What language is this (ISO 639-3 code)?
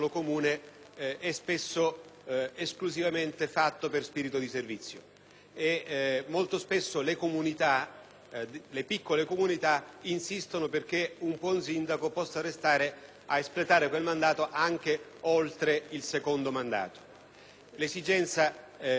ita